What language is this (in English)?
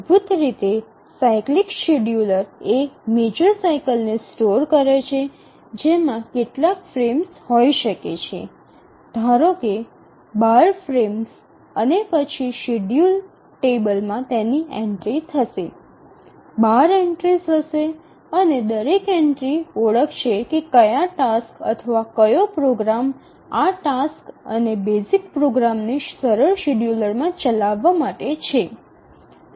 Gujarati